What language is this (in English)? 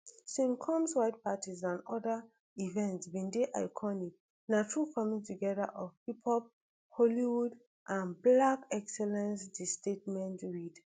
Nigerian Pidgin